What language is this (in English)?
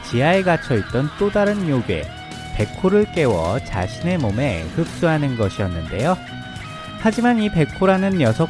Korean